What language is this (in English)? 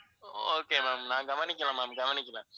Tamil